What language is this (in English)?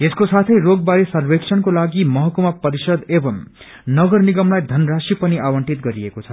Nepali